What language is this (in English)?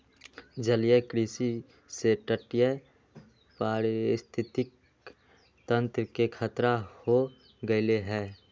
Magahi